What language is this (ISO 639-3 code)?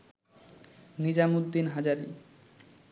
ben